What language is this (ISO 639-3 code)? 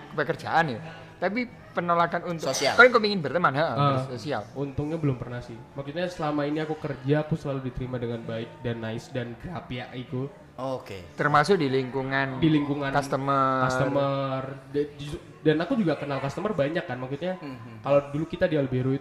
ind